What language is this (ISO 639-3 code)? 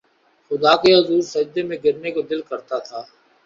urd